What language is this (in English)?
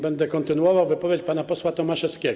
Polish